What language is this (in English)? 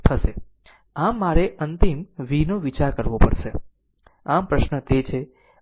Gujarati